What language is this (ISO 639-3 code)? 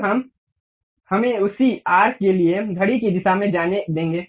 hin